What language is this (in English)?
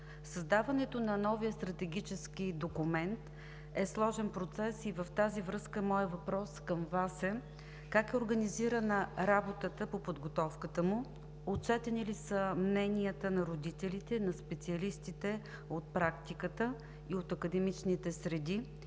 Bulgarian